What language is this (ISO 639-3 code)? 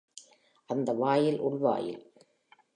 tam